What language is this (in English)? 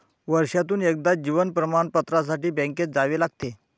Marathi